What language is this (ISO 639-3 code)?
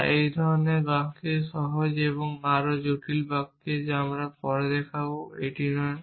ben